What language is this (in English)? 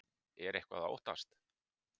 Icelandic